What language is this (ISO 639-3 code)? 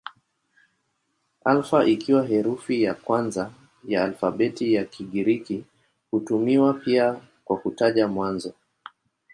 swa